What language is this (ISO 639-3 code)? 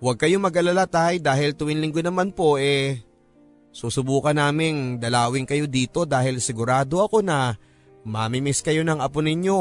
fil